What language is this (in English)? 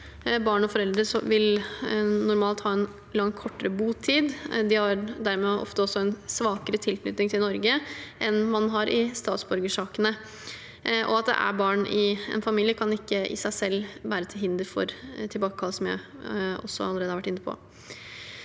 Norwegian